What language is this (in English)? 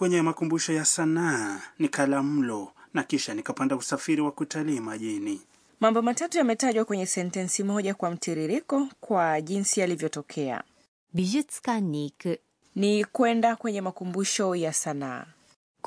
Swahili